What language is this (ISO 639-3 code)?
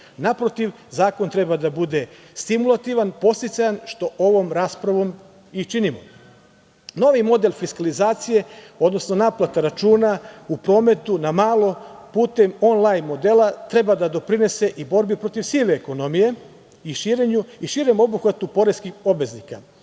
srp